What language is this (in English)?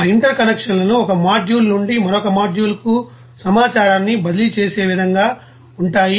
Telugu